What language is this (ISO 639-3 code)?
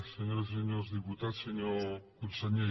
cat